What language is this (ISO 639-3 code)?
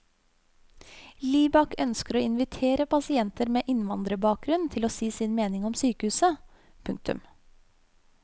nor